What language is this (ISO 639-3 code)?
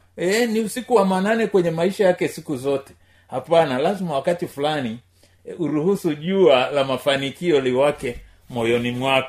swa